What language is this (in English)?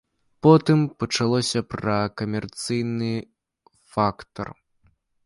Belarusian